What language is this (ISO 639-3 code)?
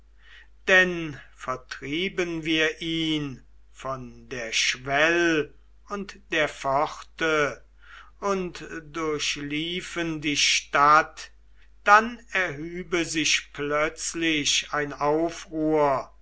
deu